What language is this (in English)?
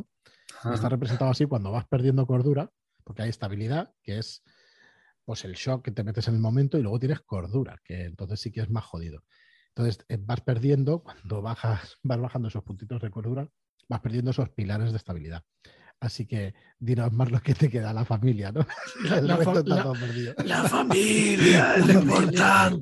Spanish